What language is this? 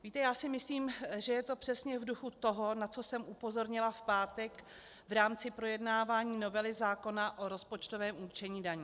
Czech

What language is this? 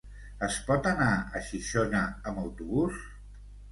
Catalan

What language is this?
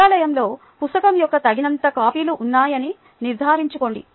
Telugu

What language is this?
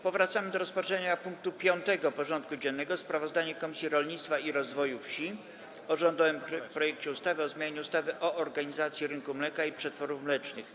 Polish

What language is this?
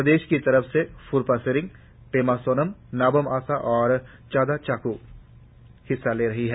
Hindi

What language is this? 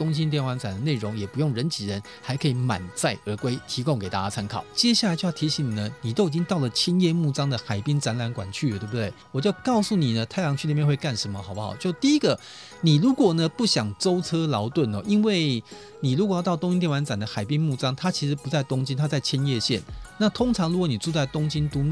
Chinese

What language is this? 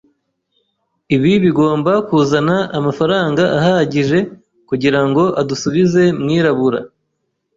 Kinyarwanda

